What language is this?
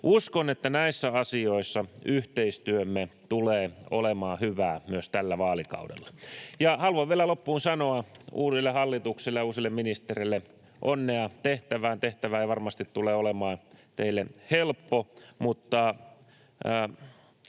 Finnish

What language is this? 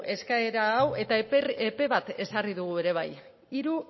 Basque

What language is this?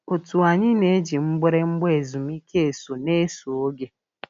Igbo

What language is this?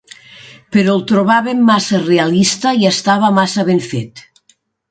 Catalan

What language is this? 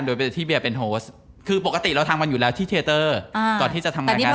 Thai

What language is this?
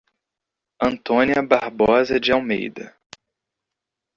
Portuguese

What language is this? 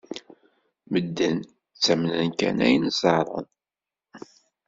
Kabyle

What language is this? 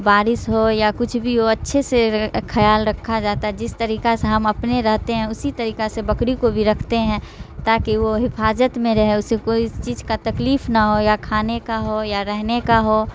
Urdu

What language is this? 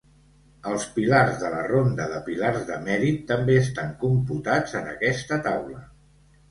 Catalan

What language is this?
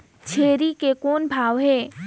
Chhattisgarhi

